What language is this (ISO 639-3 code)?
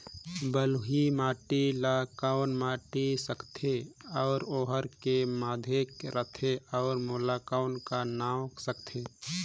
hne